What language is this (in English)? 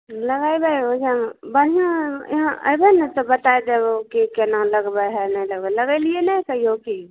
Maithili